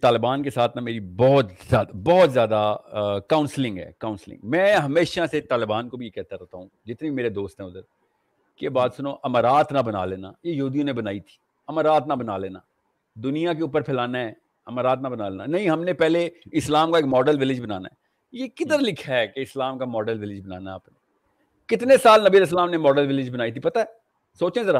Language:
Urdu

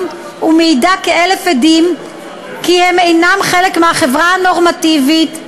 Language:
Hebrew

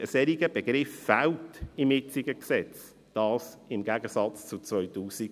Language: Swiss German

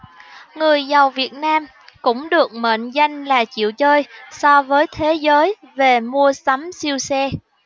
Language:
Vietnamese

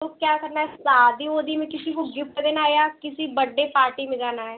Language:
Hindi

